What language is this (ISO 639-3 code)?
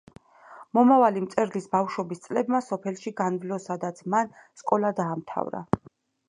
kat